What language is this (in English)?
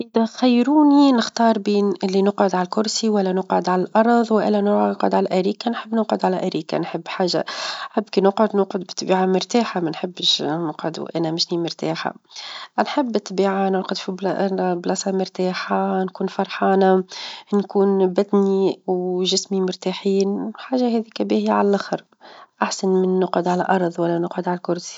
Tunisian Arabic